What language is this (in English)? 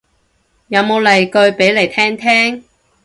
Cantonese